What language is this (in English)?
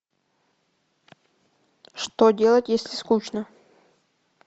Russian